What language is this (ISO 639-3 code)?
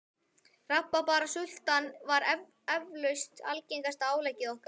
isl